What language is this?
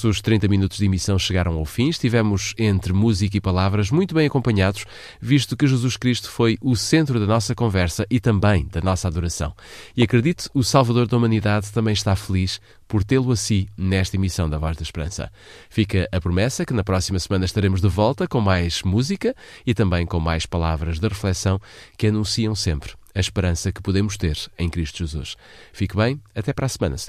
Portuguese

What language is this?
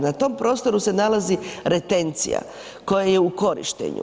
Croatian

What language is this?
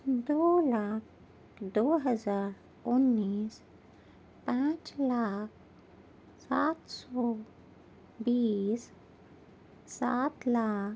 Urdu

